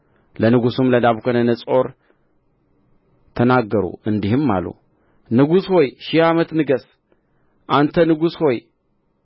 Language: Amharic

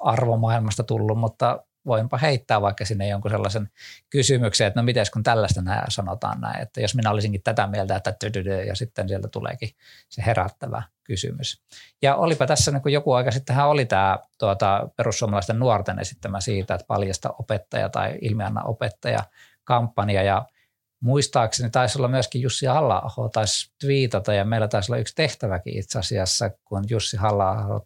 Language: Finnish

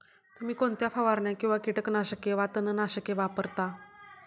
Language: Marathi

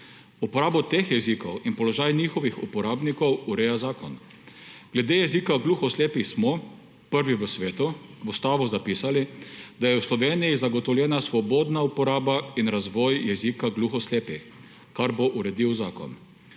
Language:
Slovenian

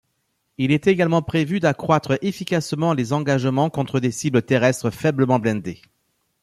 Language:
French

